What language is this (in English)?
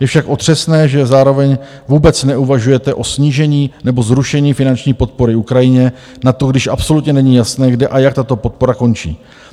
Czech